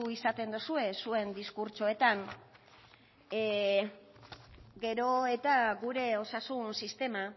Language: Basque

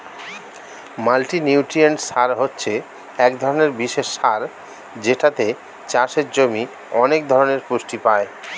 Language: Bangla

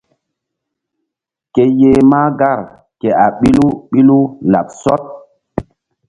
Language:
Mbum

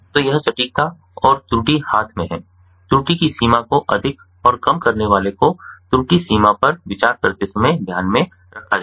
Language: Hindi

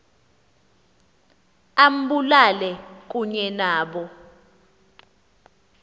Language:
Xhosa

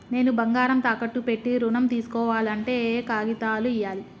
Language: Telugu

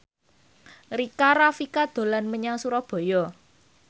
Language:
Javanese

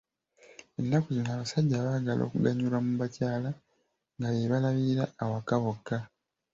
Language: Ganda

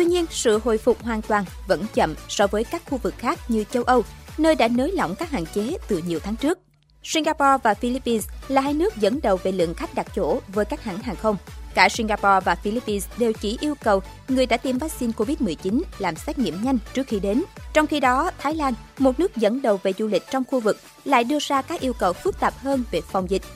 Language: Vietnamese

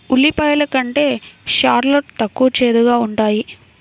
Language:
Telugu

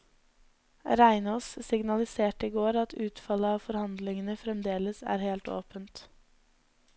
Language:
Norwegian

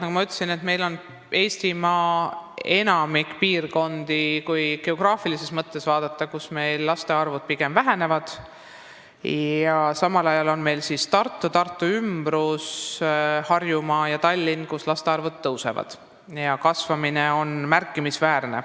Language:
Estonian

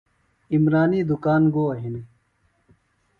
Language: Phalura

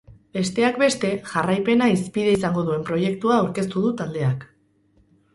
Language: Basque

